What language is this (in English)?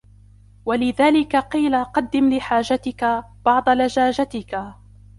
Arabic